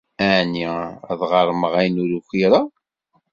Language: Kabyle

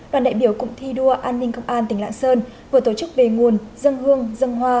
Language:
Vietnamese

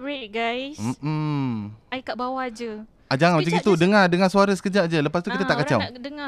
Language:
Malay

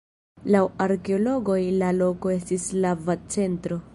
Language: Esperanto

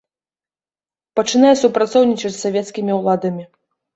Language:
Belarusian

